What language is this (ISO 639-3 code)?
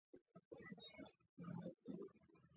kat